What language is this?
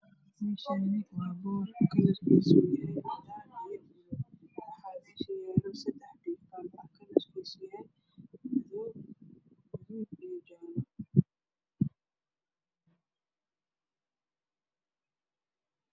Somali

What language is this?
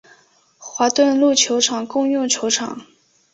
Chinese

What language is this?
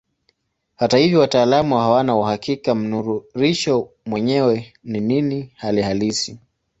Swahili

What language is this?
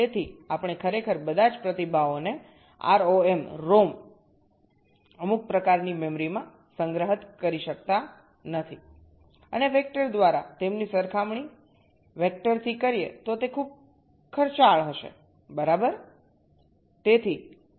Gujarati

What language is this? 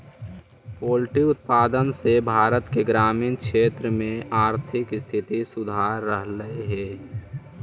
Magahi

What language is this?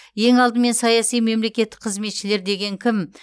Kazakh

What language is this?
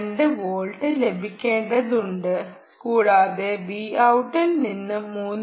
Malayalam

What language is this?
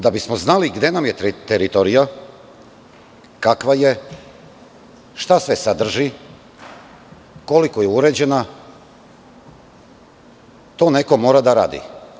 Serbian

